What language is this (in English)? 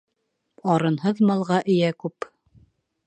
Bashkir